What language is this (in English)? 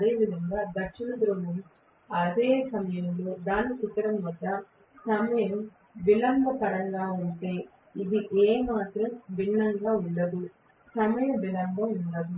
Telugu